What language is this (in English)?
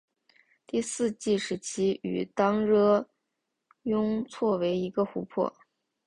Chinese